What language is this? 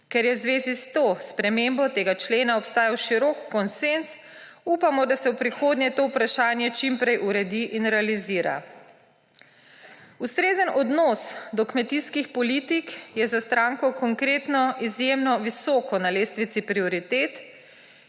Slovenian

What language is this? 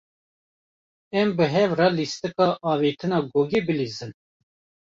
Kurdish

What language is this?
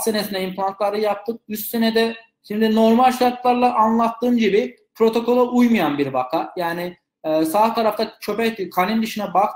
Turkish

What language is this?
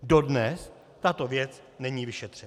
Czech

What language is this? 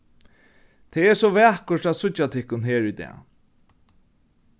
Faroese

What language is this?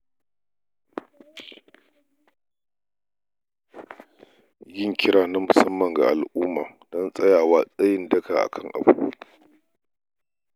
Hausa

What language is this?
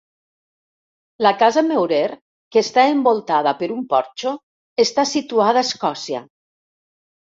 Catalan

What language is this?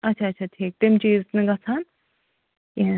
Kashmiri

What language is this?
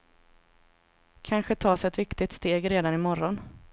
Swedish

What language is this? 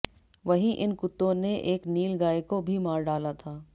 Hindi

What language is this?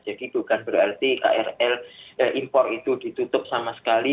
Indonesian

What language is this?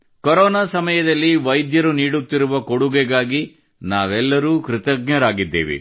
Kannada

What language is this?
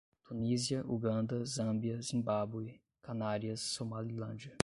Portuguese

